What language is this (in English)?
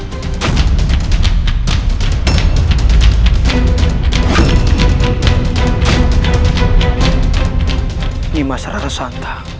Indonesian